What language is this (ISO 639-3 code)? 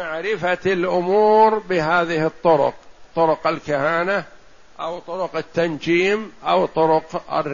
ara